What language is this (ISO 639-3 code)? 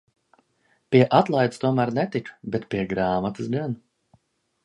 lav